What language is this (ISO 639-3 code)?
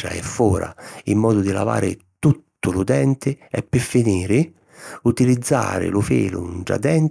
scn